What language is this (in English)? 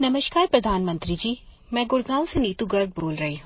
Hindi